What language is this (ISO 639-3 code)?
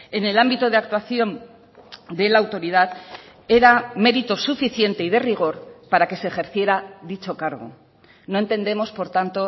spa